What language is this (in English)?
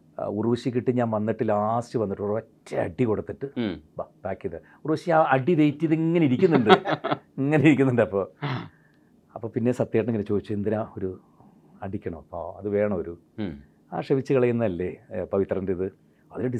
Malayalam